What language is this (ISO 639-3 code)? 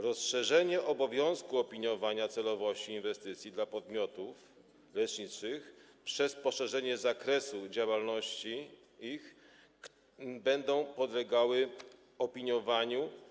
pol